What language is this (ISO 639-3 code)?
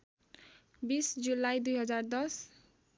nep